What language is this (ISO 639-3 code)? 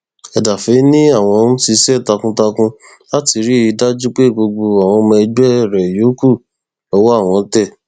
yor